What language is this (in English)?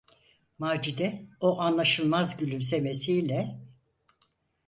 Turkish